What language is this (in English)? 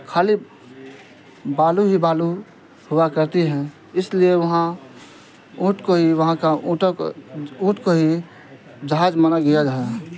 Urdu